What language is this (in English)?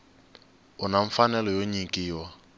Tsonga